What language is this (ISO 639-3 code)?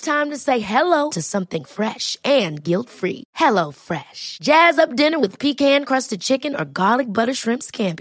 swe